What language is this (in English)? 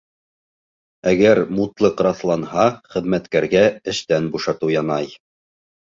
Bashkir